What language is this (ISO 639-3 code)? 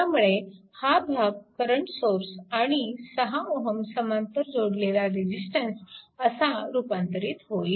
mar